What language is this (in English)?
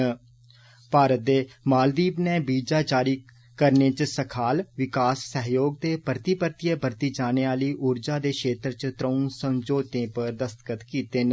Dogri